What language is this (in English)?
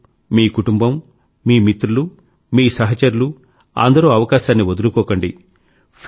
Telugu